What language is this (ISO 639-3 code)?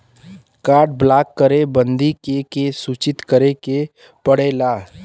bho